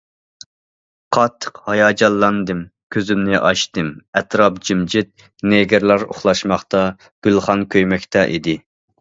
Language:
Uyghur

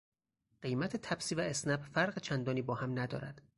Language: Persian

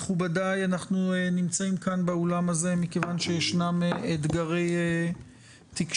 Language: Hebrew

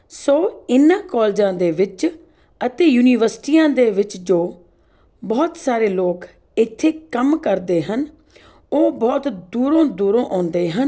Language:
Punjabi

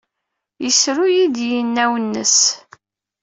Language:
Kabyle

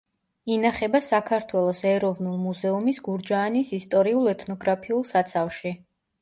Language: Georgian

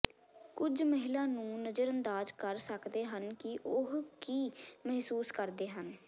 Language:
Punjabi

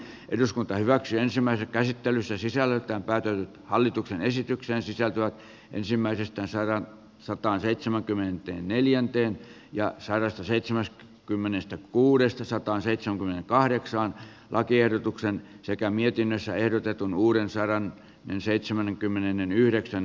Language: Finnish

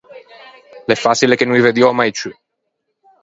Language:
Ligurian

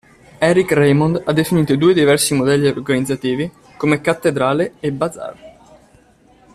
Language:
Italian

